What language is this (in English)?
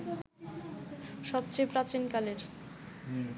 Bangla